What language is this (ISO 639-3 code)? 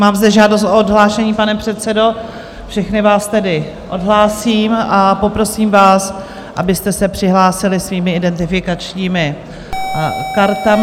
ces